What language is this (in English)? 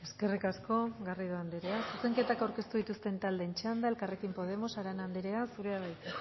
Basque